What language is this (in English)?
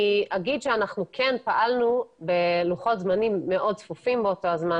Hebrew